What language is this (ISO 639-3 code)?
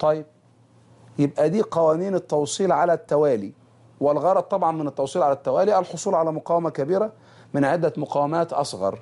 ara